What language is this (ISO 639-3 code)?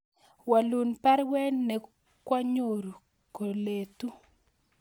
kln